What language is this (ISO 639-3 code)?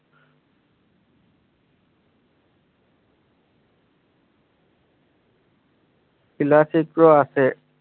asm